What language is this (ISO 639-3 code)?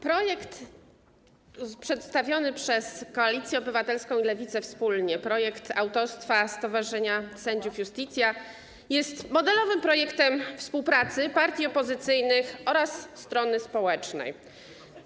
pol